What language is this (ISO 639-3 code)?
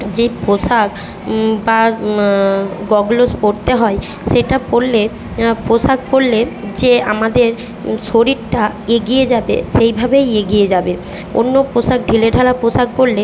ben